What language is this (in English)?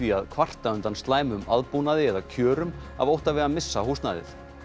Icelandic